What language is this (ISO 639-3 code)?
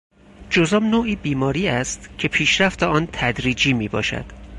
fas